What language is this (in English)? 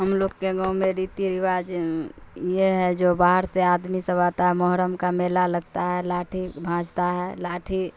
Urdu